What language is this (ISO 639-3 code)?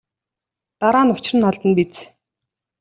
mon